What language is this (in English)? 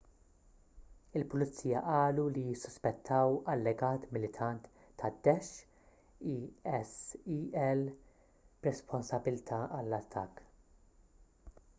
Maltese